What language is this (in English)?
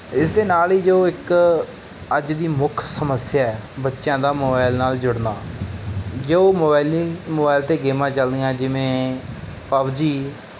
Punjabi